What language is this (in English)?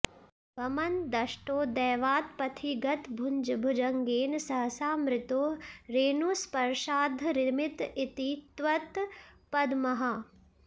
Sanskrit